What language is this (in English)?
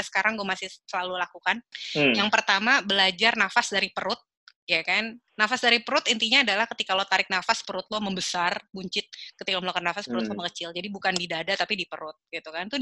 Indonesian